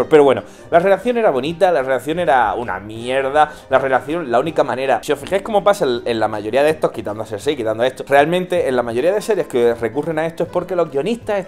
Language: Spanish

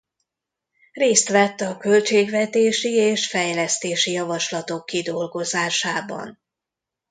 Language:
Hungarian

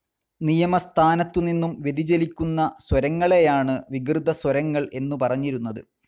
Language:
Malayalam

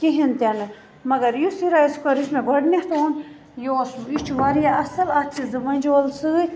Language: Kashmiri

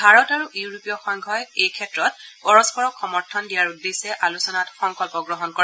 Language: Assamese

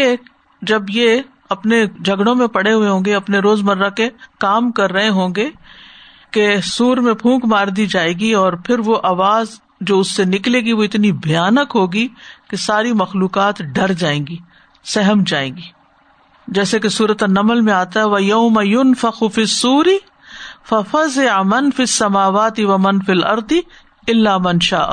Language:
Urdu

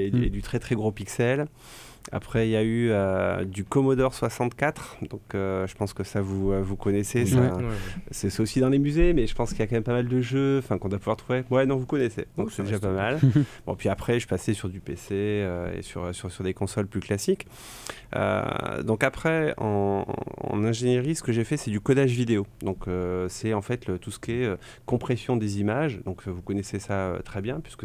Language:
French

